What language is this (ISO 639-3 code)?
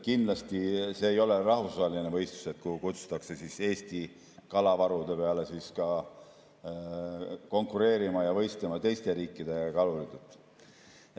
est